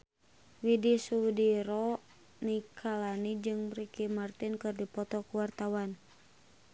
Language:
Sundanese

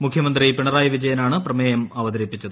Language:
Malayalam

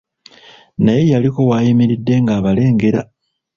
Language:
Ganda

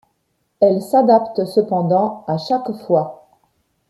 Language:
French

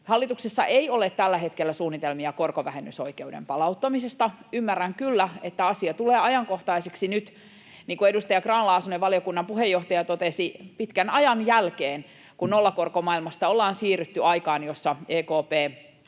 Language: Finnish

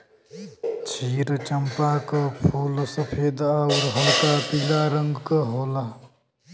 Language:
Bhojpuri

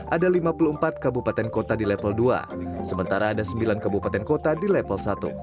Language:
Indonesian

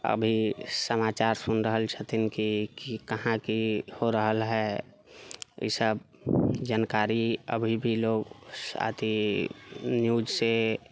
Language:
Maithili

